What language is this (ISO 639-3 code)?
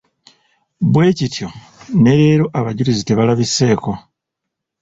lug